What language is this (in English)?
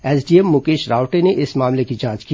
Hindi